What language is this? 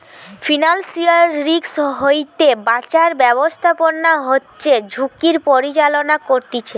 Bangla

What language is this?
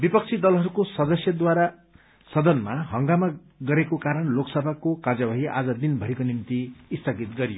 Nepali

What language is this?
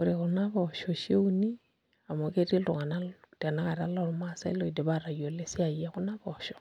Masai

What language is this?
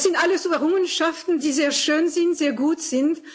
German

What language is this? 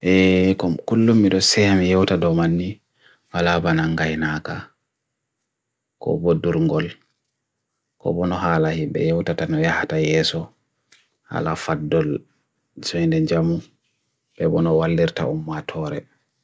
Bagirmi Fulfulde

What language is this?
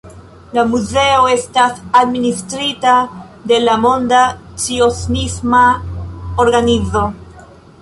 Esperanto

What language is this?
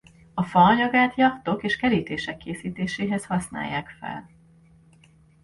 Hungarian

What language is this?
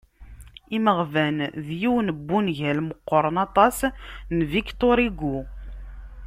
Kabyle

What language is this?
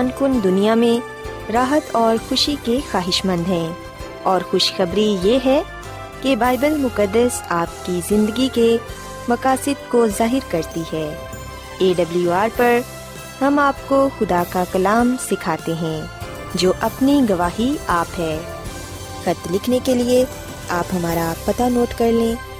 Urdu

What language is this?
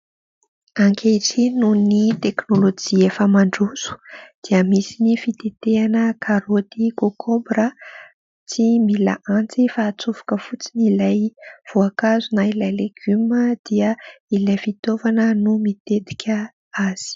Malagasy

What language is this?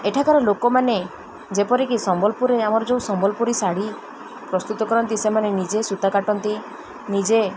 Odia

